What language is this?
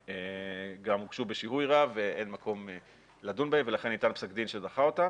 Hebrew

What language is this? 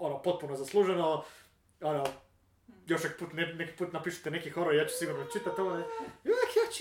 Croatian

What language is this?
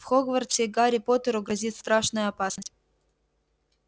Russian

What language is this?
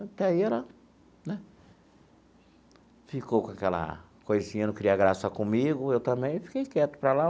Portuguese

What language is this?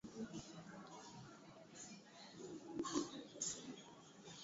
Swahili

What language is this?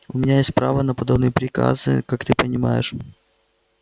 Russian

